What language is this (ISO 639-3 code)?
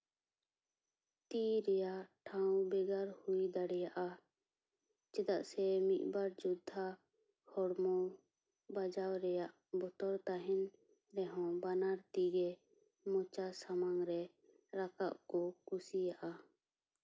sat